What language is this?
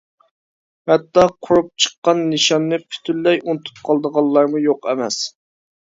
Uyghur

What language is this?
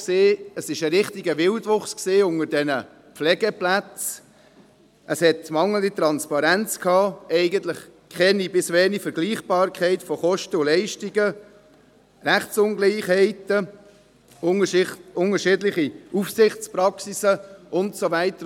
Swiss German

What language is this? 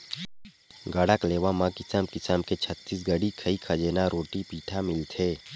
Chhattisgarhi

